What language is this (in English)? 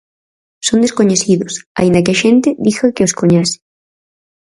Galician